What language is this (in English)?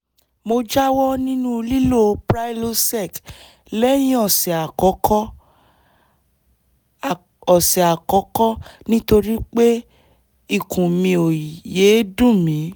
Yoruba